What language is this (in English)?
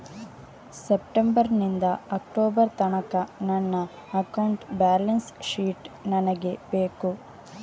Kannada